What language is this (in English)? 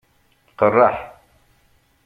Kabyle